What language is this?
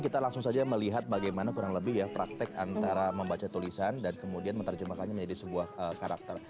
Indonesian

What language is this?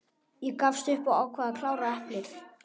Icelandic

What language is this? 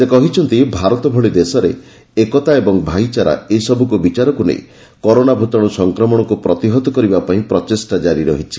Odia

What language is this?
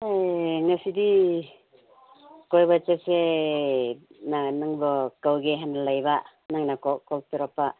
Manipuri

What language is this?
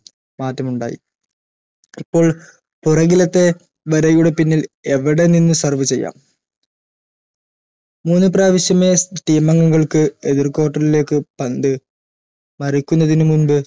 Malayalam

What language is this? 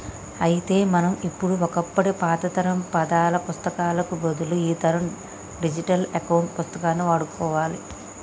Telugu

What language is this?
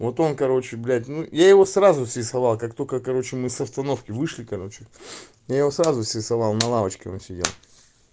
Russian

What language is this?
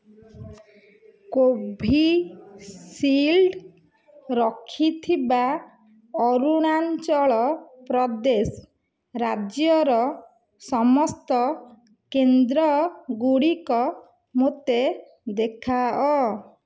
Odia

